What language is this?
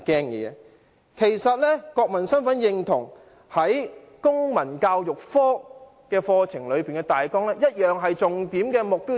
Cantonese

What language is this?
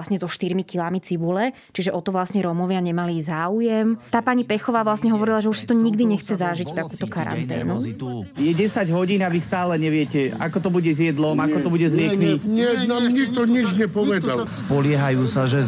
Slovak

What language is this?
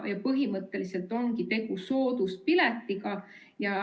Estonian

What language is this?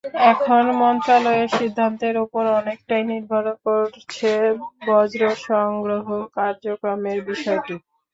Bangla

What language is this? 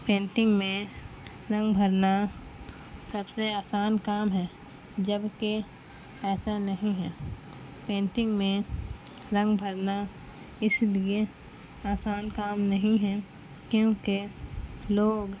Urdu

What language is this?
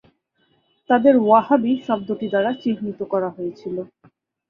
Bangla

